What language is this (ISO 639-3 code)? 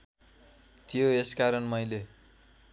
nep